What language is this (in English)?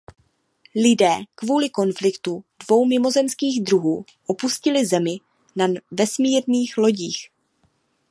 Czech